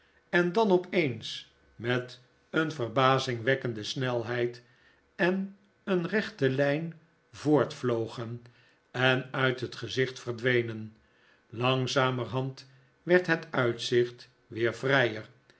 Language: Dutch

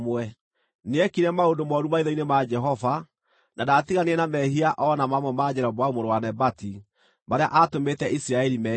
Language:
Kikuyu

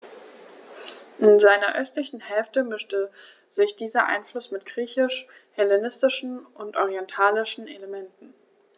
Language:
German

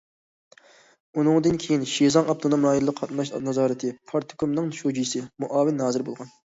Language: Uyghur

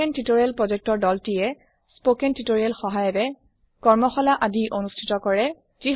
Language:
Assamese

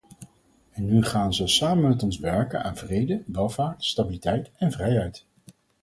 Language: Dutch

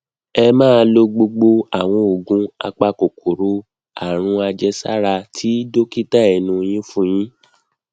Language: Yoruba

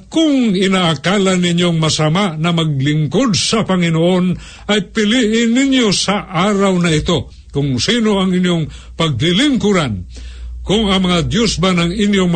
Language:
Filipino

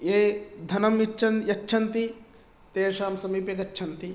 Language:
Sanskrit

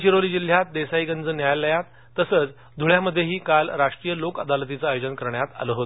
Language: Marathi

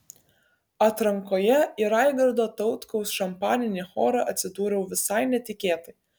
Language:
Lithuanian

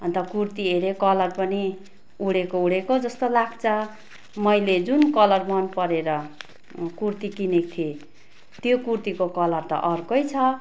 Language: Nepali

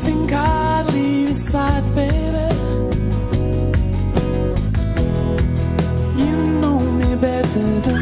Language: English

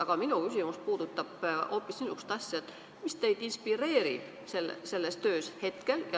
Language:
Estonian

